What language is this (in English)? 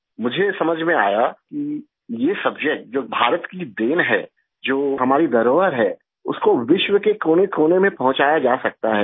Hindi